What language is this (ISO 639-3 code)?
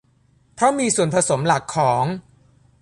tha